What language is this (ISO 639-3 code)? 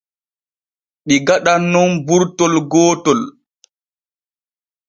fue